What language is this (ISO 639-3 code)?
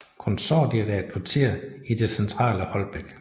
dan